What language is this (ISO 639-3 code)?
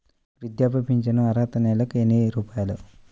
tel